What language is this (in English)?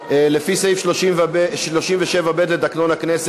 Hebrew